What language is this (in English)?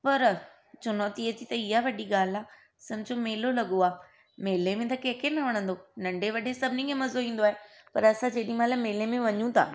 Sindhi